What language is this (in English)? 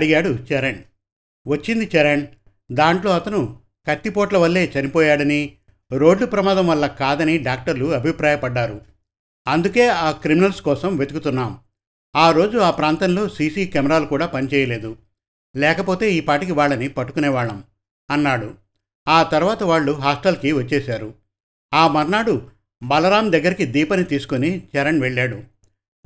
Telugu